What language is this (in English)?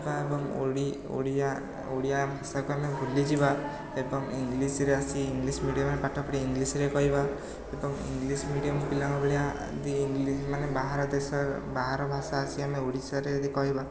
Odia